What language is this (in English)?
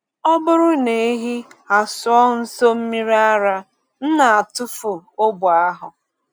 Igbo